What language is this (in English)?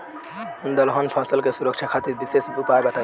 Bhojpuri